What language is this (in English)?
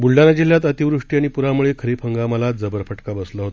Marathi